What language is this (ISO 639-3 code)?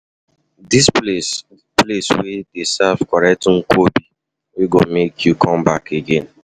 pcm